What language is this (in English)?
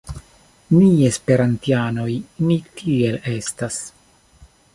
Esperanto